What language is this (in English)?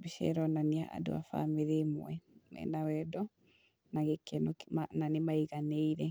Kikuyu